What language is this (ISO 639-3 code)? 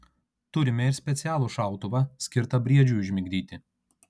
lit